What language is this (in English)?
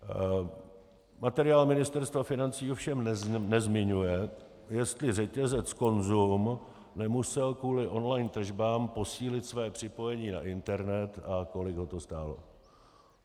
Czech